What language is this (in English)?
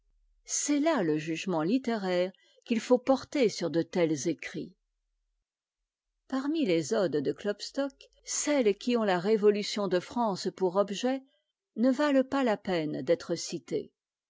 French